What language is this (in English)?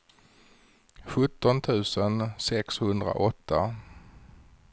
Swedish